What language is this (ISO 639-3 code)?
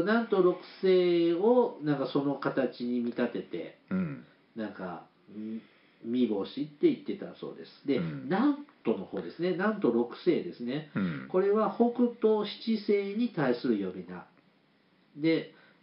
jpn